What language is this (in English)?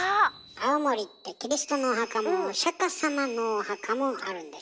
Japanese